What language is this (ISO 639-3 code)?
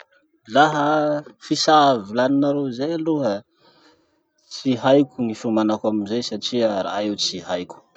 msh